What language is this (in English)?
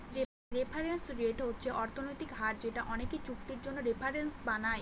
Bangla